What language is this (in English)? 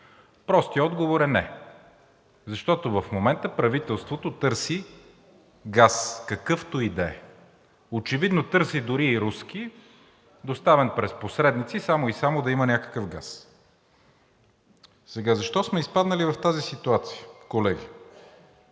Bulgarian